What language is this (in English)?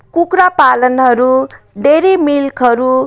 Nepali